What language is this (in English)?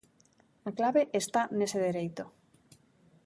Galician